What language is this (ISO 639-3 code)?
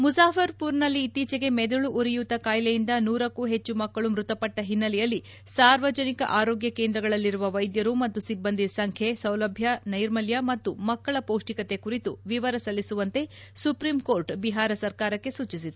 kan